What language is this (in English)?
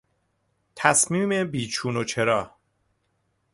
Persian